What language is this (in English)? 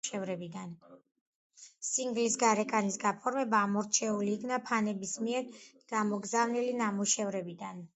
Georgian